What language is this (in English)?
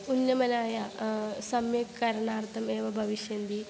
Sanskrit